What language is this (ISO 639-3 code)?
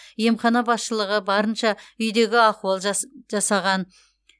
kaz